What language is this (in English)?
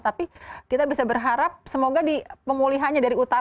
Indonesian